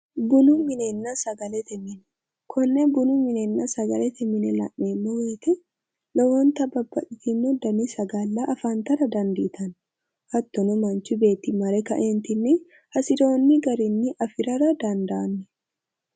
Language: Sidamo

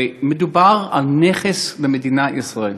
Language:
Hebrew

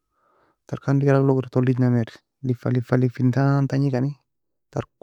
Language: Nobiin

